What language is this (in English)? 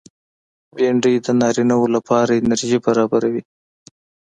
Pashto